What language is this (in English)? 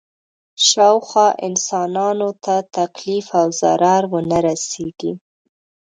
Pashto